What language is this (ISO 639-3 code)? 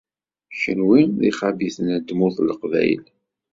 kab